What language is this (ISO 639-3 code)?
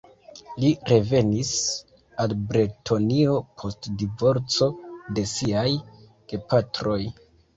epo